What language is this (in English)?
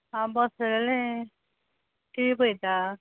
Konkani